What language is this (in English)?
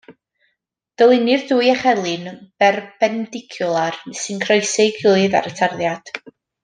Welsh